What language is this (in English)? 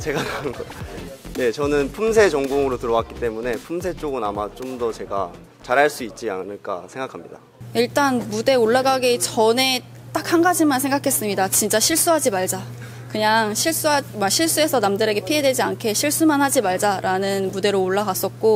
Korean